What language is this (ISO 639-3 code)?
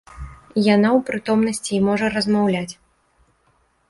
bel